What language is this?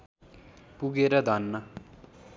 Nepali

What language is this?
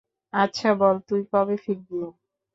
Bangla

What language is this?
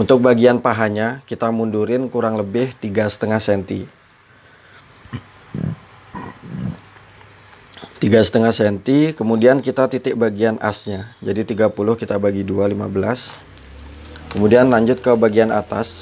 Indonesian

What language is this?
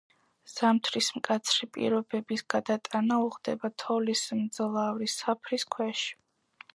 Georgian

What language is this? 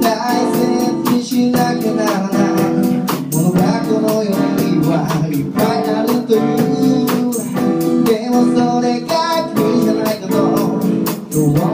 Ukrainian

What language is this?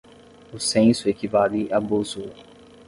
Portuguese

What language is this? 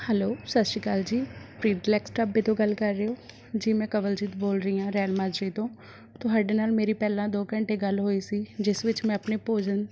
Punjabi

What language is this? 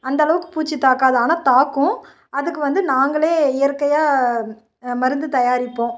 Tamil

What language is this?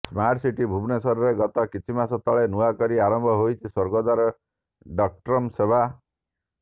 Odia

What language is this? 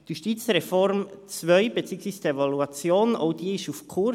Swiss German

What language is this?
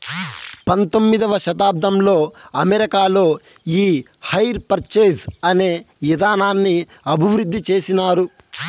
Telugu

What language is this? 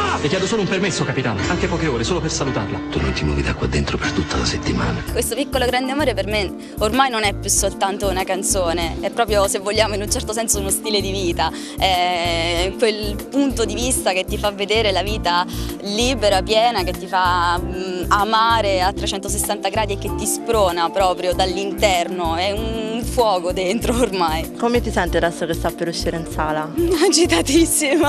Italian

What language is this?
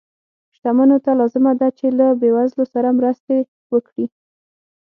Pashto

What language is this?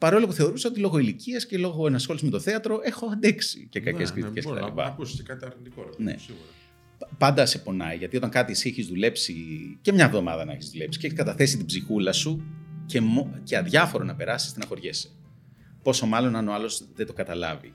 Greek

